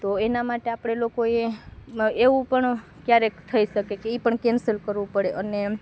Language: Gujarati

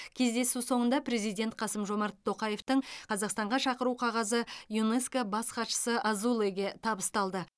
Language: Kazakh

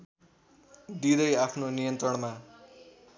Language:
Nepali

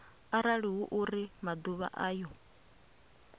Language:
Venda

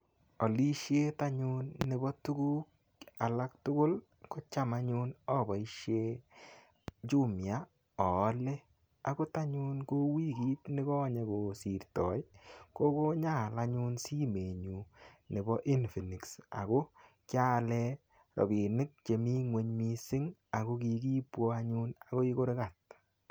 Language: Kalenjin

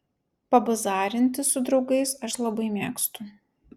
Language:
Lithuanian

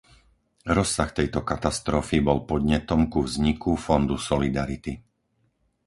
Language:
Slovak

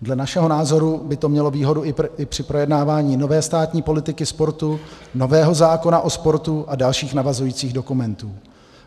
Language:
Czech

